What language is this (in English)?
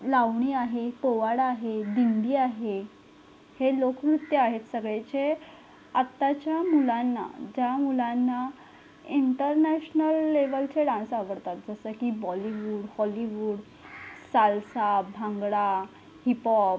Marathi